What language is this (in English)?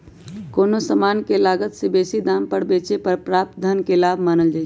Magahi